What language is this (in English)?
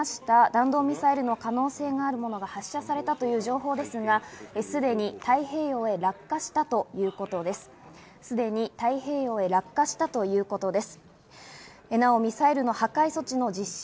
Japanese